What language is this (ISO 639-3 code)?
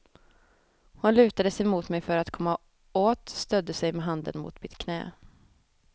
swe